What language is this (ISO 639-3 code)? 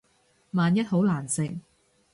yue